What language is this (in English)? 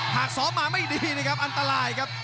Thai